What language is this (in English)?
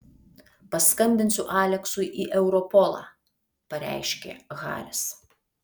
Lithuanian